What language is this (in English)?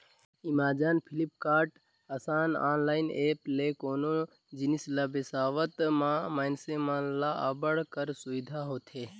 Chhattisgarhi